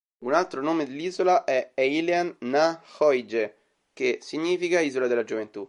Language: Italian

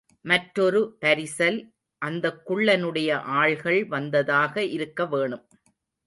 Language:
Tamil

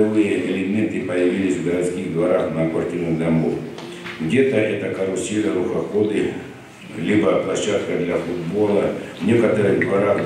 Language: Russian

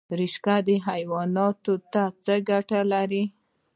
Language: Pashto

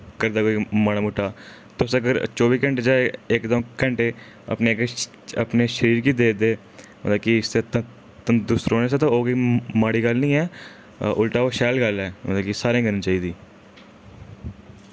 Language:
Dogri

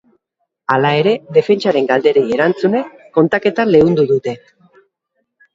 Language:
Basque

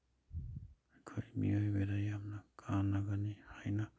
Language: Manipuri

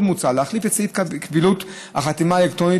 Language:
Hebrew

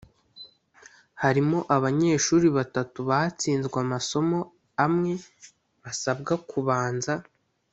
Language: Kinyarwanda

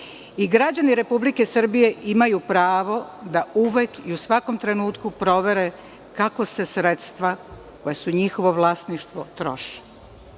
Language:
Serbian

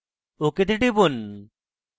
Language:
Bangla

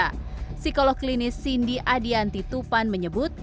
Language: Indonesian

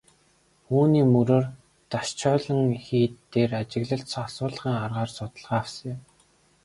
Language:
Mongolian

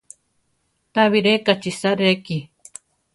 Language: Central Tarahumara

